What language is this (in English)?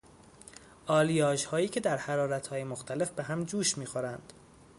Persian